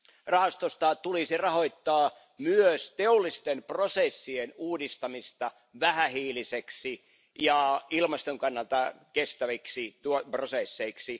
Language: Finnish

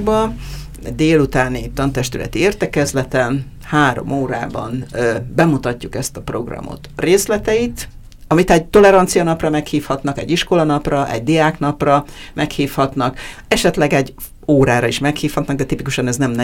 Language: Hungarian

